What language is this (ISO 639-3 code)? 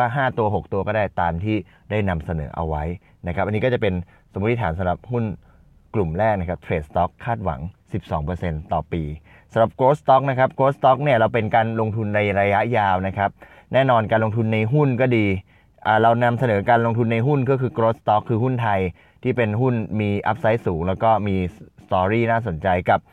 tha